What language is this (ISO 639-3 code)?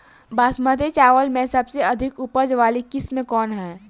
bho